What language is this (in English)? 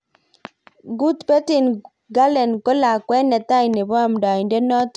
Kalenjin